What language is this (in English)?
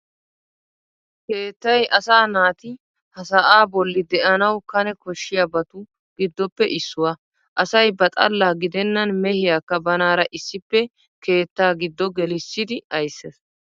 Wolaytta